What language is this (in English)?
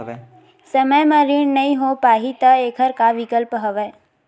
Chhattisgarhi